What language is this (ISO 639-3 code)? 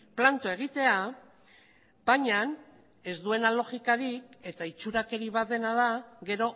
eus